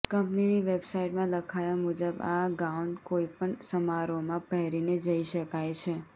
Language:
Gujarati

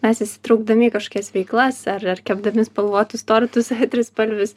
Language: Lithuanian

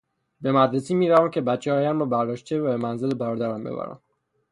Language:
Persian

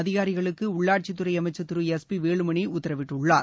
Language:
Tamil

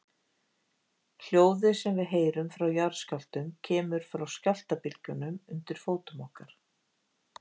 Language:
Icelandic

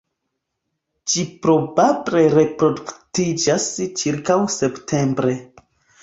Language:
Esperanto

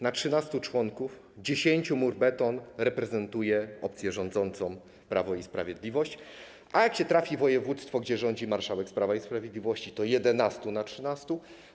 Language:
Polish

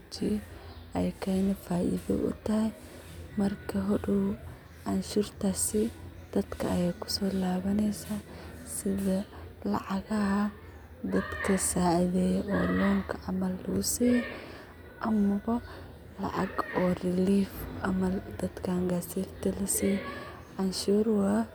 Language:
Somali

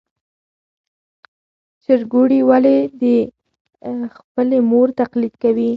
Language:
Pashto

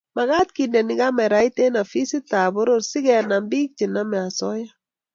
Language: Kalenjin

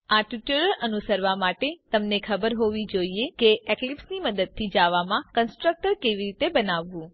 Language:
Gujarati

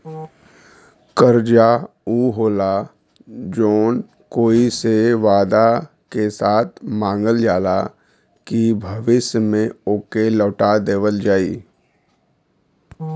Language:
Bhojpuri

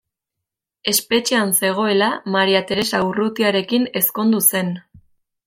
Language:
Basque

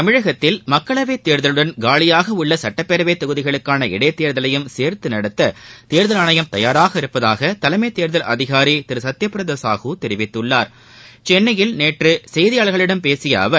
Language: Tamil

